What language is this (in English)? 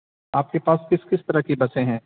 Urdu